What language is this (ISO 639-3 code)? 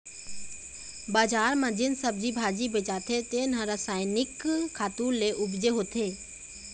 hne